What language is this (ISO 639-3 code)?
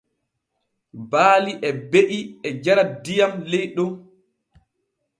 fue